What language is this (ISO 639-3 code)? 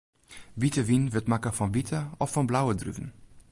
fry